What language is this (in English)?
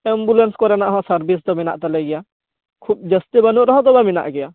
Santali